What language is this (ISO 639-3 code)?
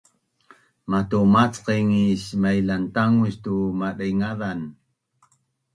bnn